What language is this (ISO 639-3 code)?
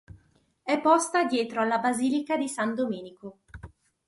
ita